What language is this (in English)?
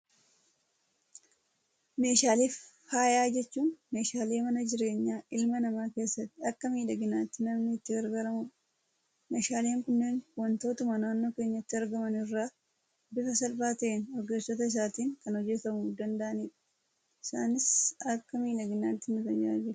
Oromo